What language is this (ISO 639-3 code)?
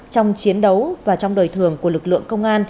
vie